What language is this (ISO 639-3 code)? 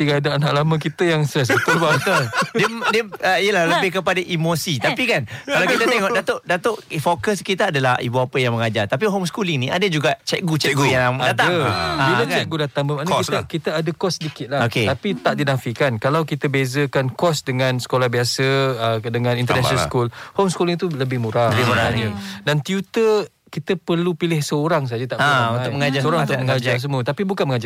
msa